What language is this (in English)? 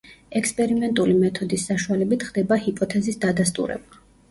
Georgian